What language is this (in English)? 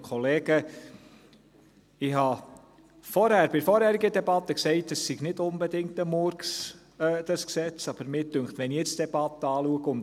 Swiss German